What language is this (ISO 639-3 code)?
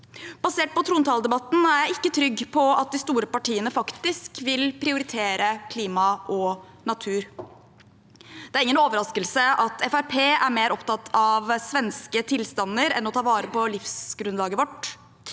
nor